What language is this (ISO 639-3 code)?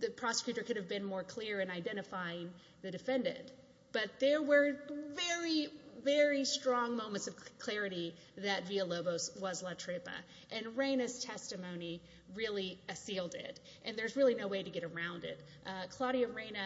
eng